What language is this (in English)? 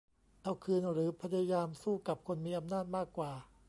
Thai